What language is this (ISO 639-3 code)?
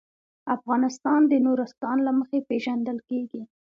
pus